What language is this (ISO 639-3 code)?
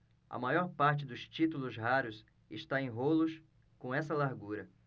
por